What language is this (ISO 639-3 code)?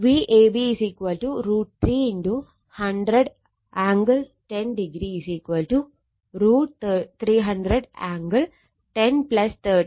mal